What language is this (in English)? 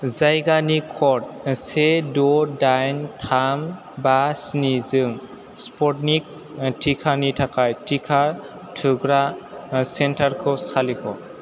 Bodo